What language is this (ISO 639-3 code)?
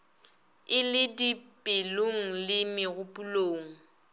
nso